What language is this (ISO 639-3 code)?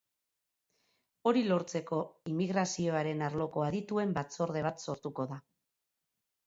eus